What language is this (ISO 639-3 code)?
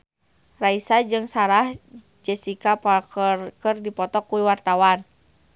sun